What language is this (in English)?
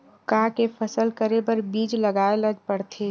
Chhattisgarhi